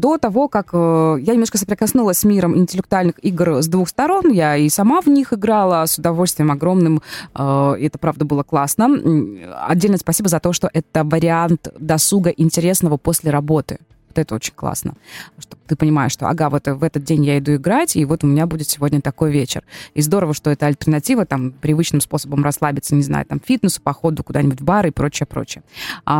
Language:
Russian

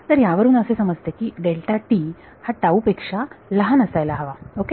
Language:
Marathi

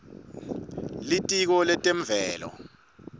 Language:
Swati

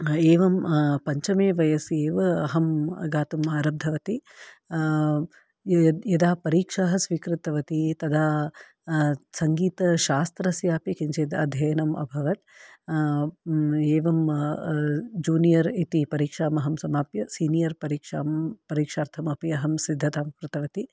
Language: Sanskrit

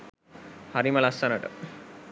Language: Sinhala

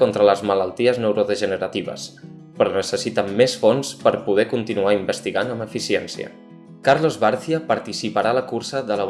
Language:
Spanish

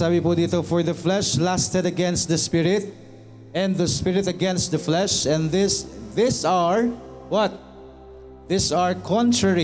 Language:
Filipino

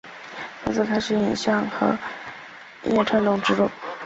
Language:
Chinese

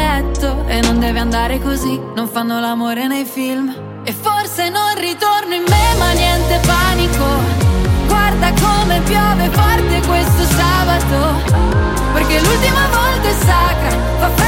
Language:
Italian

